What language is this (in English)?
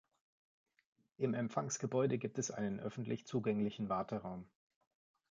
German